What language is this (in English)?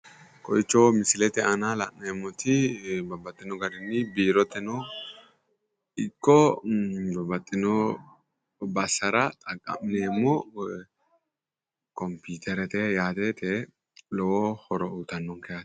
Sidamo